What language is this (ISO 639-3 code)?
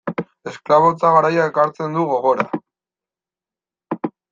eus